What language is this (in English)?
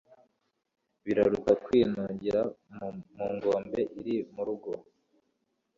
Kinyarwanda